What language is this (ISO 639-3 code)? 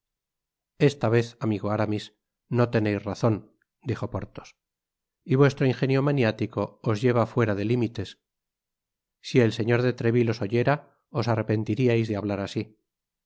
spa